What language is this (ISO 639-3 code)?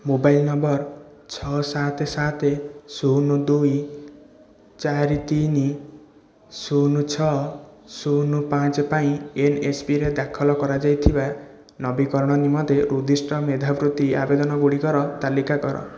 ori